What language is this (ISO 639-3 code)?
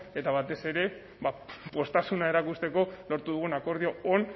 eus